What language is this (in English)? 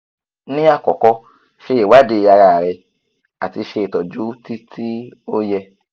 Yoruba